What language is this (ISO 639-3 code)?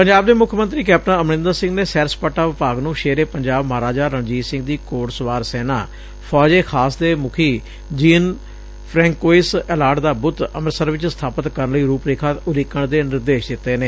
pan